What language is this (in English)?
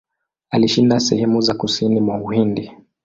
Swahili